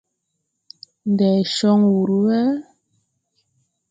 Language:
Tupuri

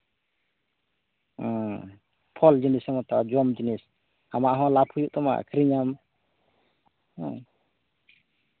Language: Santali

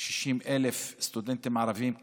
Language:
Hebrew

